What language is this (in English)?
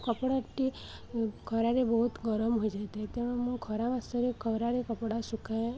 Odia